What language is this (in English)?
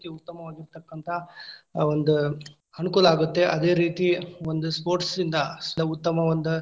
Kannada